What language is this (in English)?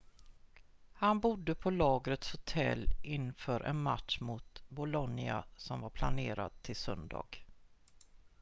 Swedish